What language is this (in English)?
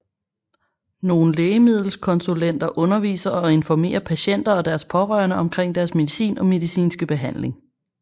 Danish